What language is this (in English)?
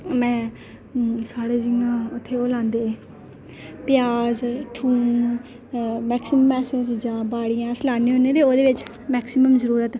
Dogri